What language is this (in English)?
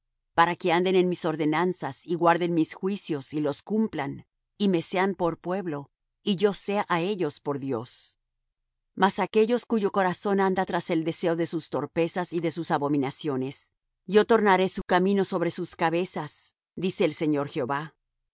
Spanish